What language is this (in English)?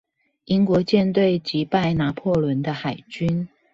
Chinese